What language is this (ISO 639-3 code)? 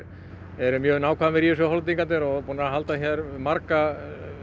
isl